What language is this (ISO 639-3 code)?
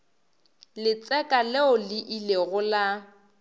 nso